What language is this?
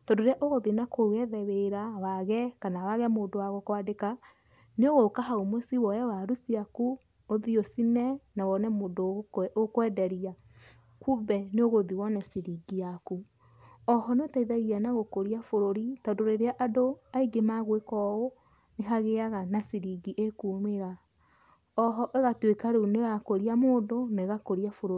Kikuyu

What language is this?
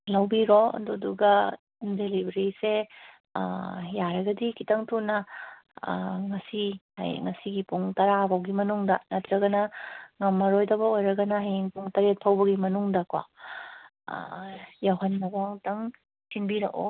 Manipuri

